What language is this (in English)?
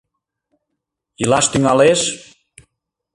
Mari